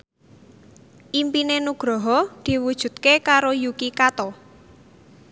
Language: Javanese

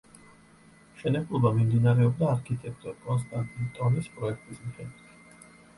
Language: Georgian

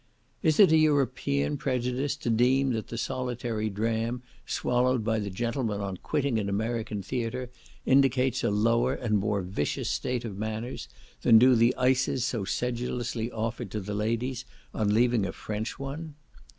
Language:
English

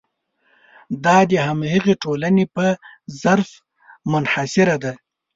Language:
Pashto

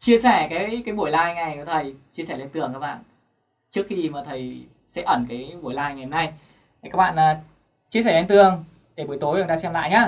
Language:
Vietnamese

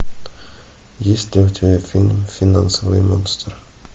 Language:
Russian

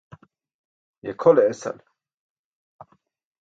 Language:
Burushaski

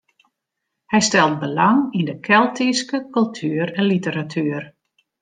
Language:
Western Frisian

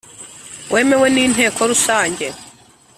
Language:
Kinyarwanda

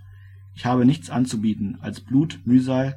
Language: German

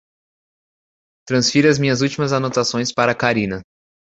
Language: Portuguese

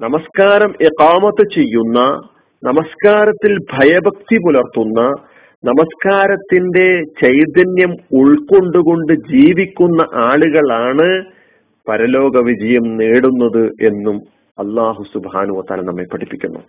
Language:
Malayalam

